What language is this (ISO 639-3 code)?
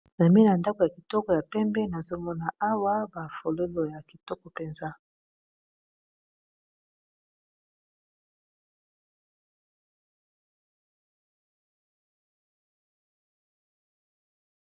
lin